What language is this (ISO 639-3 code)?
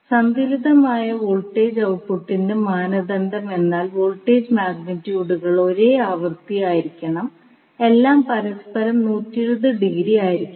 mal